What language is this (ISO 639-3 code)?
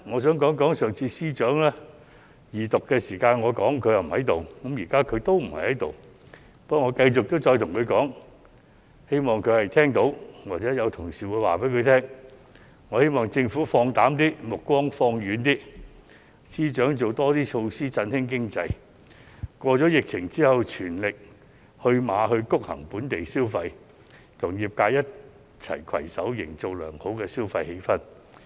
yue